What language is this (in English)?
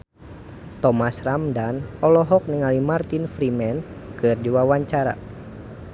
Sundanese